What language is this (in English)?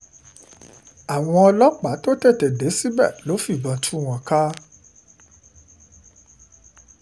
Yoruba